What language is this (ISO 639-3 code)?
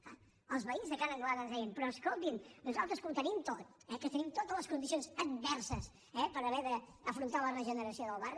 cat